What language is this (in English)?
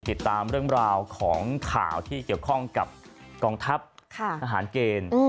Thai